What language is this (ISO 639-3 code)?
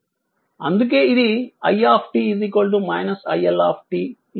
tel